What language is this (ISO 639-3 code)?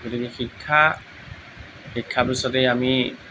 asm